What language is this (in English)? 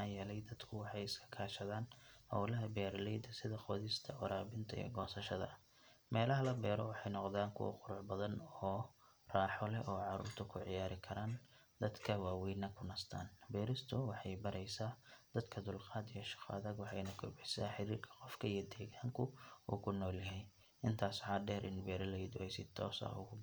Somali